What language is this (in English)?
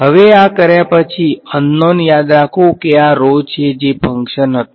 Gujarati